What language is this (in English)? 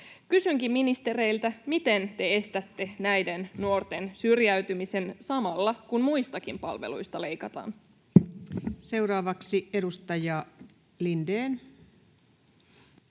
Finnish